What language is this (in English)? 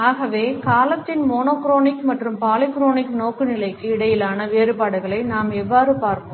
Tamil